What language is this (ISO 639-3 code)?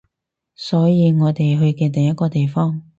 yue